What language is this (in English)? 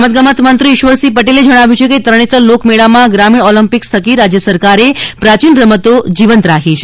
Gujarati